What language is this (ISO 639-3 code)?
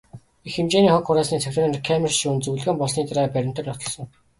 mon